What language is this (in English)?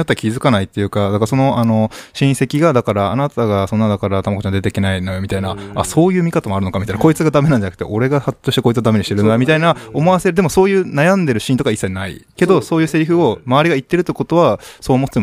Japanese